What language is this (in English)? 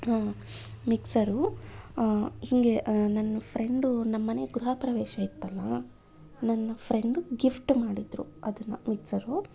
Kannada